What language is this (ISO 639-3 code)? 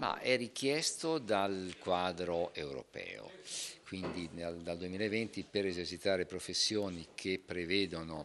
ita